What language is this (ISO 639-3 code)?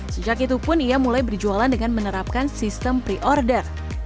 ind